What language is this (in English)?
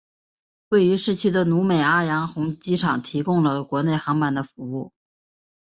Chinese